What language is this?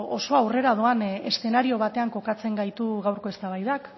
Basque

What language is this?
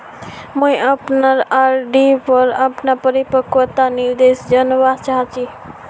Magahi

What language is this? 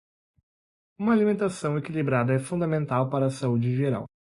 Portuguese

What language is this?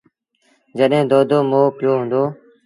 Sindhi Bhil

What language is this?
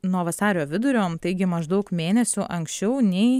Lithuanian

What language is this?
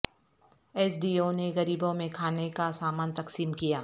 Urdu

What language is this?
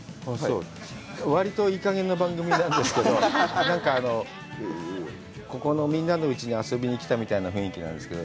Japanese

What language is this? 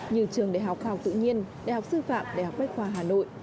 Vietnamese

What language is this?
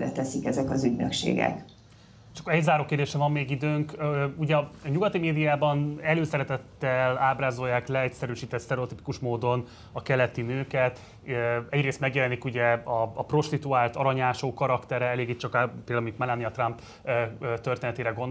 Hungarian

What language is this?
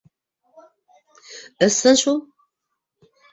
Bashkir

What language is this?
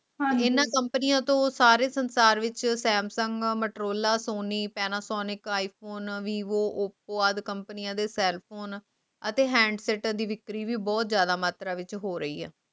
Punjabi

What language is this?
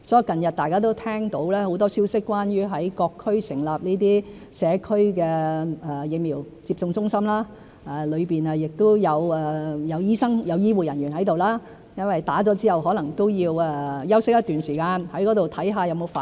Cantonese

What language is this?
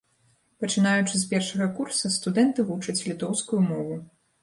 Belarusian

